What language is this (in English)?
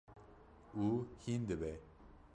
Kurdish